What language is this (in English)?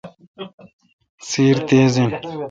Kalkoti